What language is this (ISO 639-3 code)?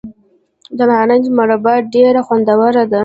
pus